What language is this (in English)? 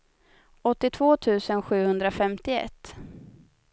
Swedish